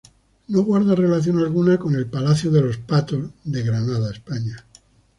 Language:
Spanish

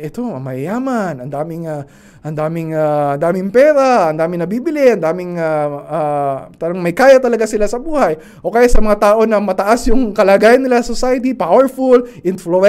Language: Filipino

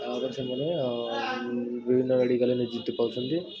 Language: Odia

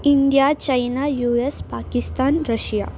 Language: Kannada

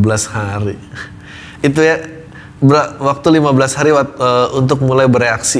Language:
Indonesian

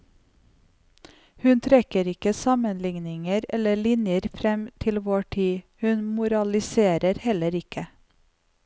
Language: Norwegian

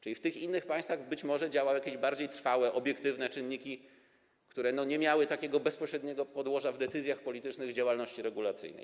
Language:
Polish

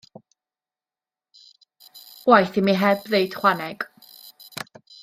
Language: Welsh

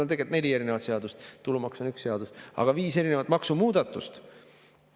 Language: Estonian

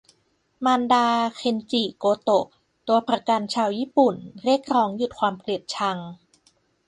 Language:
Thai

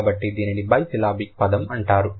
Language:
Telugu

